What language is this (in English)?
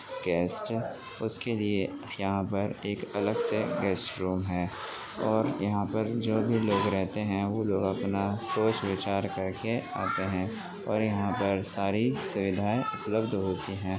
Urdu